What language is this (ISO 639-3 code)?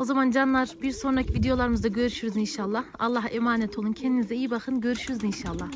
tur